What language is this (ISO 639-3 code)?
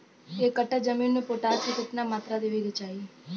bho